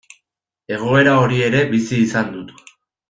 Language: Basque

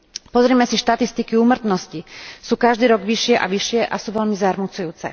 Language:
Slovak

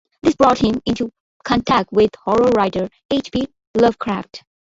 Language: English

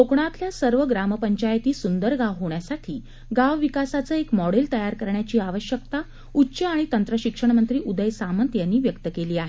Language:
Marathi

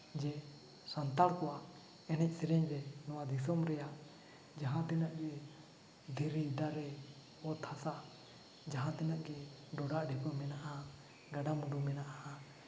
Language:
Santali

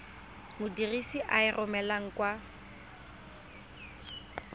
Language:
Tswana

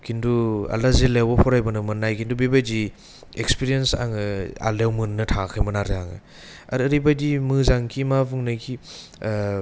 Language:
Bodo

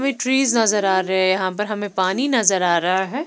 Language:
Hindi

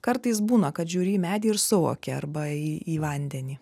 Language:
Lithuanian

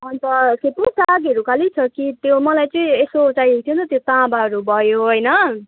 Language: Nepali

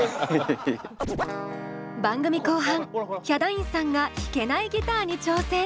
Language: Japanese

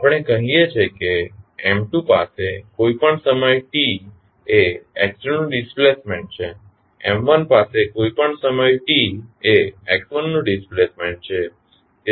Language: Gujarati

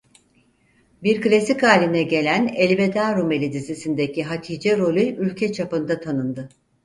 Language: Turkish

